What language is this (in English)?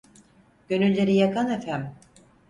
Turkish